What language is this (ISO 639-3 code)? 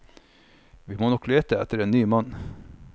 nor